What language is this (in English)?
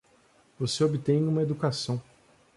Portuguese